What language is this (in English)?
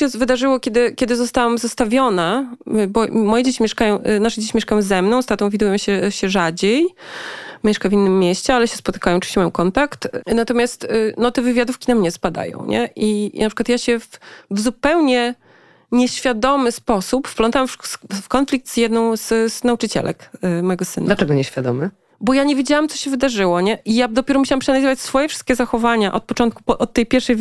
Polish